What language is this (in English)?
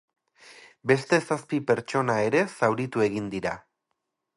Basque